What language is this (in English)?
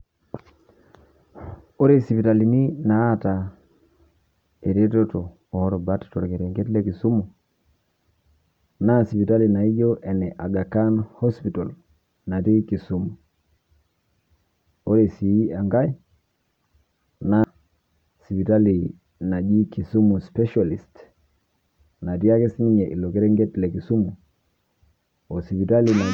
Masai